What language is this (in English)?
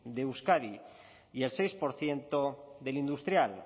Spanish